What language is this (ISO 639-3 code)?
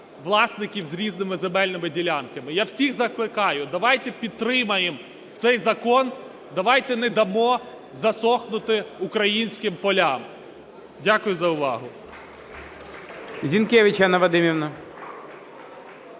ukr